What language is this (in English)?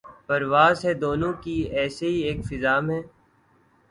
Urdu